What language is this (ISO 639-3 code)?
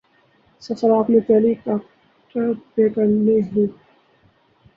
urd